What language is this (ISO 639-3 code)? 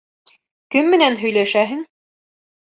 bak